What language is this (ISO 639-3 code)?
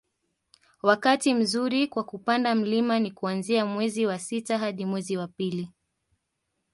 swa